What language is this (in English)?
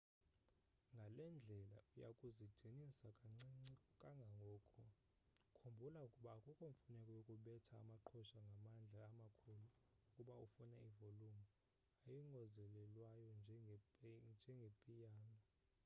Xhosa